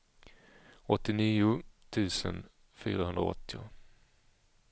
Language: Swedish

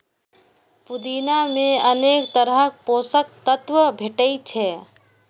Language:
Maithili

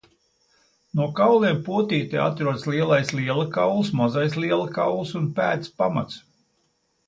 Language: Latvian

